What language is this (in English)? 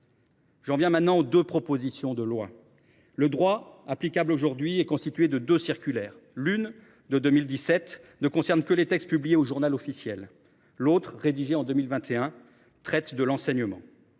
French